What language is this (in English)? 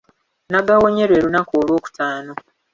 Ganda